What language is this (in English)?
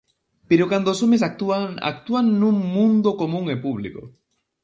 Galician